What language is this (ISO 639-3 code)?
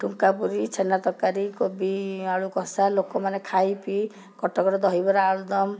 ori